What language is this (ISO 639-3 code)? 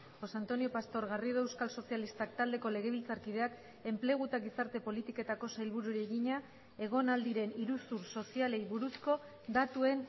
eus